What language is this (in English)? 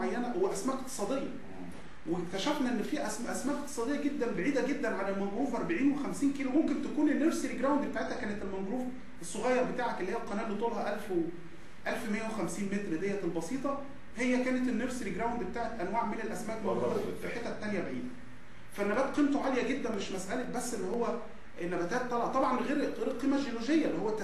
Arabic